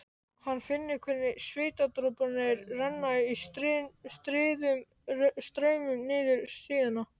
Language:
Icelandic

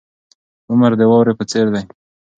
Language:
Pashto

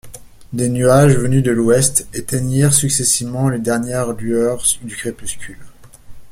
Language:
French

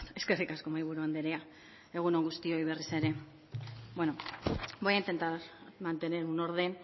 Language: Basque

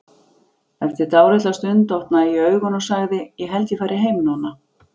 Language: Icelandic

